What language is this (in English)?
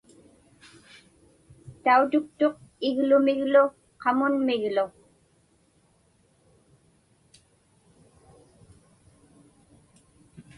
Inupiaq